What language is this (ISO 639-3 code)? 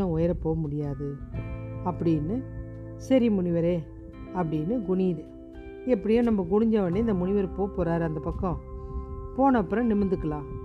tam